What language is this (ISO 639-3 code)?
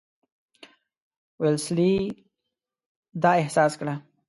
pus